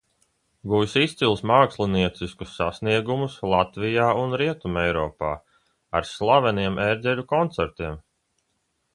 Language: Latvian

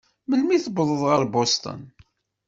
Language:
Kabyle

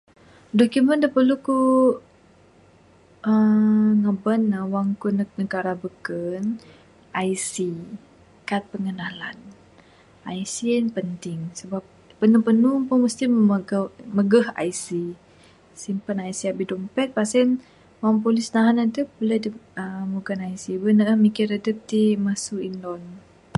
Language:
Bukar-Sadung Bidayuh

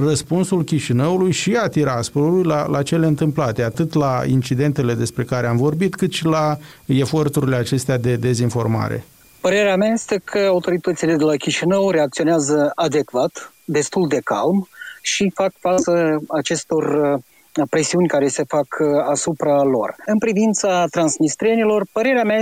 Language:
Romanian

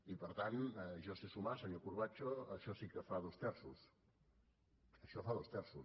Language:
Catalan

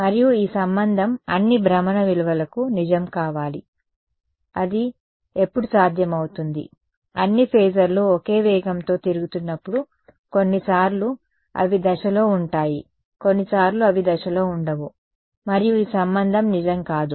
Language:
Telugu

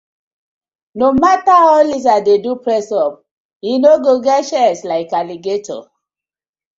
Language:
Nigerian Pidgin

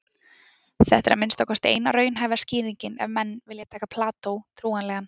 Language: Icelandic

